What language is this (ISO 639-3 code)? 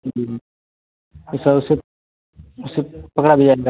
hin